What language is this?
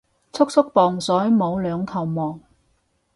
Cantonese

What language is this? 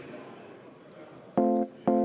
Estonian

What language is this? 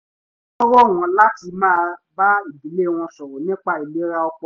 Yoruba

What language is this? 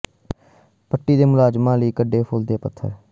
Punjabi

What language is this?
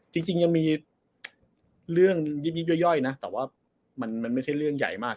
Thai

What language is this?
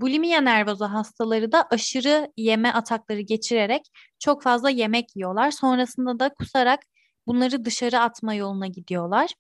Turkish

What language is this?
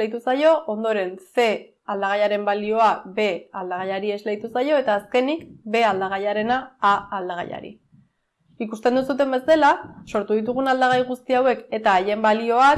Spanish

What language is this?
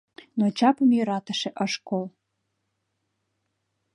Mari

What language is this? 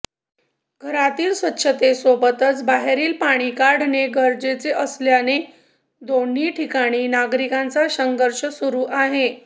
Marathi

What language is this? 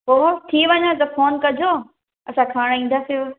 Sindhi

